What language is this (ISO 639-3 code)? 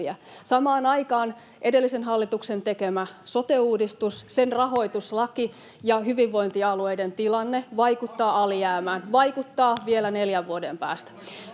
fin